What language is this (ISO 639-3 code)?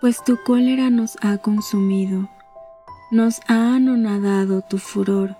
spa